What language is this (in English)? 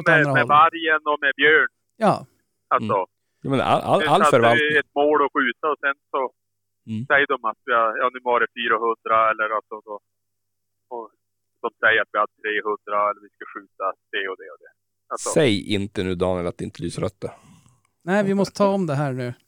Swedish